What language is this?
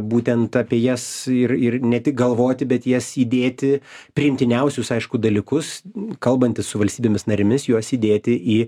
Lithuanian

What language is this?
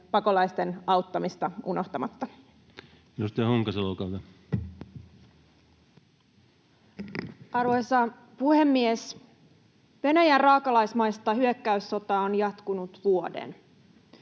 Finnish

